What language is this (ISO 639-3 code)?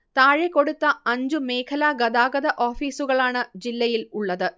mal